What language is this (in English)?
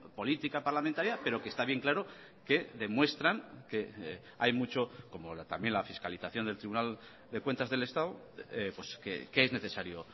Spanish